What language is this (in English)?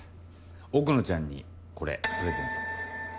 Japanese